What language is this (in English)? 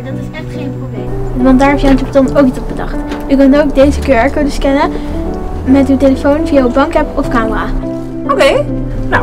Dutch